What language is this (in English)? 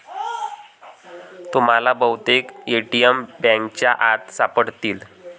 Marathi